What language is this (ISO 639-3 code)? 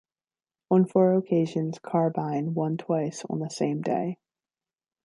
eng